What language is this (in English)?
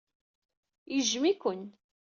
Kabyle